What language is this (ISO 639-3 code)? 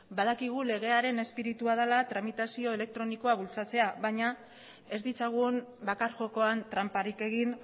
eus